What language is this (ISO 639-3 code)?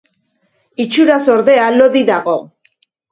eus